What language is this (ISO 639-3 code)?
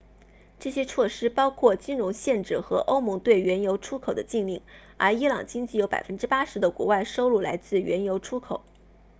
zho